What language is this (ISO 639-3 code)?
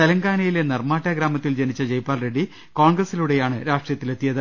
mal